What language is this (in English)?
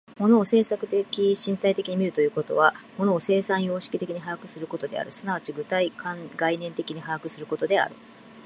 Japanese